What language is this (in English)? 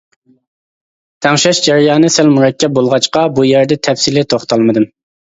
Uyghur